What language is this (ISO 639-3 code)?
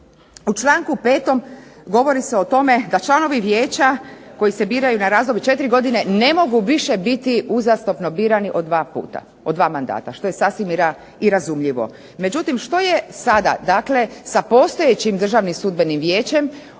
hrv